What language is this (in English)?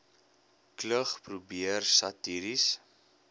Afrikaans